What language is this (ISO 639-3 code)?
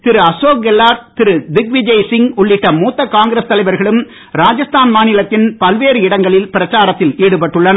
tam